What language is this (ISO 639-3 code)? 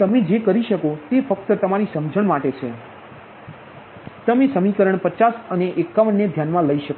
guj